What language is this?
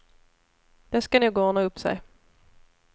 Swedish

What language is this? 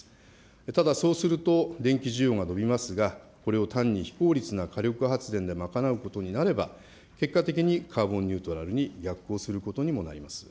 Japanese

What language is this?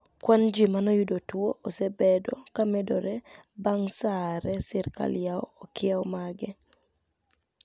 Luo (Kenya and Tanzania)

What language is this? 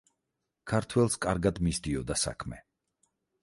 Georgian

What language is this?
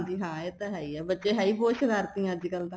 Punjabi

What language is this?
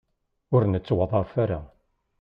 Kabyle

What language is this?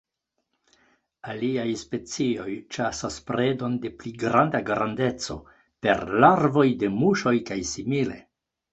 Esperanto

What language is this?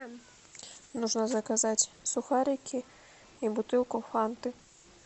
Russian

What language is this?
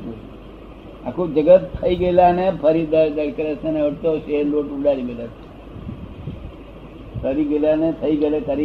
Gujarati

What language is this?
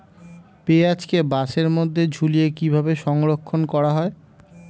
Bangla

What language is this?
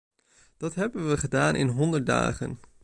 Dutch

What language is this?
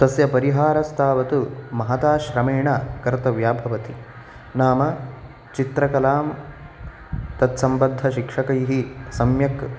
Sanskrit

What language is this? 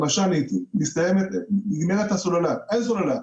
Hebrew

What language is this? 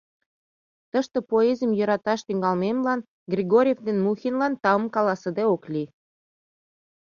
Mari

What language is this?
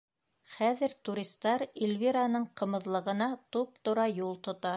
Bashkir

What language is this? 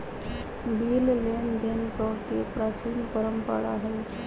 Magahi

